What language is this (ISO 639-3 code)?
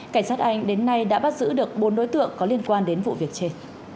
vie